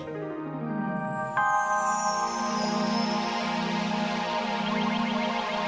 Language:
Indonesian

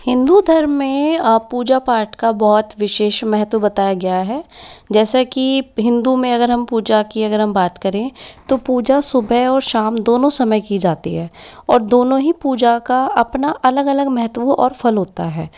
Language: Hindi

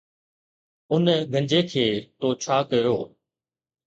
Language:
Sindhi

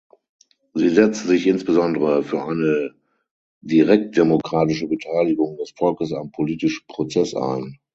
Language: German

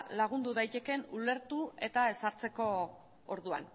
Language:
Basque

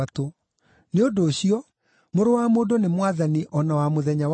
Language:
Kikuyu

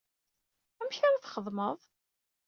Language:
Kabyle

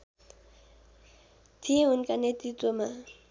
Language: Nepali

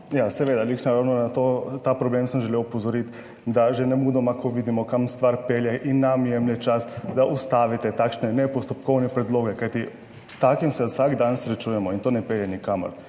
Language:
Slovenian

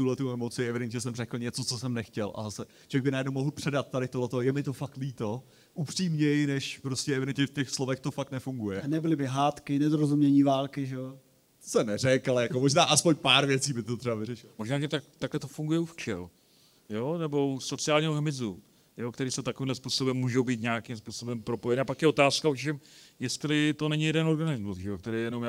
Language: Czech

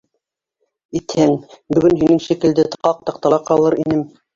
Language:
Bashkir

